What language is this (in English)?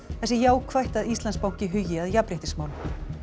Icelandic